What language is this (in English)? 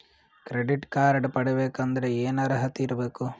Kannada